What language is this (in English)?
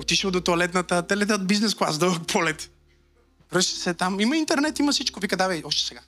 Bulgarian